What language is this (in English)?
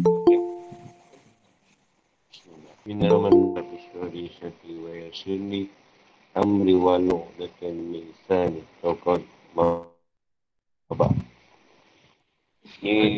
Malay